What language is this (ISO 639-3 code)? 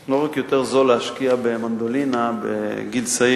heb